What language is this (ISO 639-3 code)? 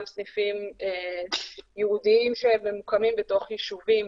heb